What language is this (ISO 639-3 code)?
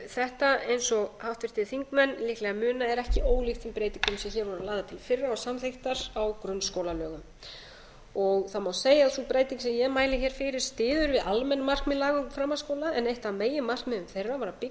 isl